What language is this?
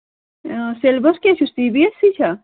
Kashmiri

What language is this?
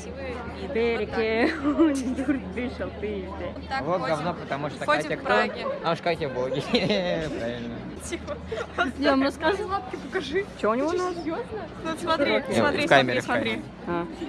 Russian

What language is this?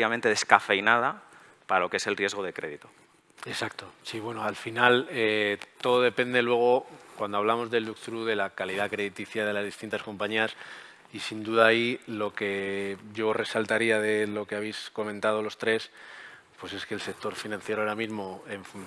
Spanish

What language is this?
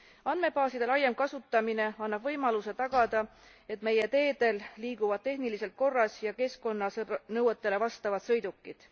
Estonian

